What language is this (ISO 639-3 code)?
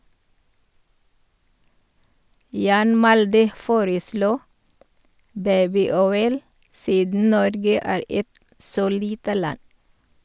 nor